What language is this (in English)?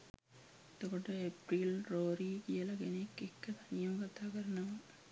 Sinhala